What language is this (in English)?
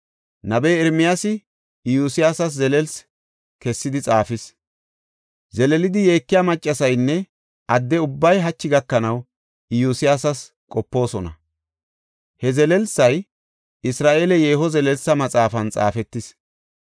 Gofa